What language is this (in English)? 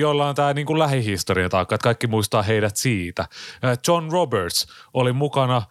Finnish